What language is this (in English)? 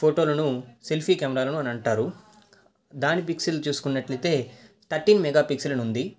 Telugu